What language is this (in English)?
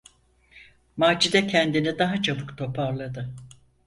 Turkish